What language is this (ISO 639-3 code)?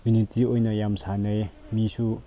mni